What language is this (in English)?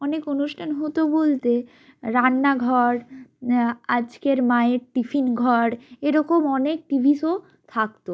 Bangla